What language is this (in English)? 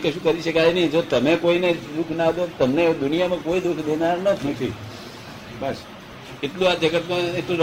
Gujarati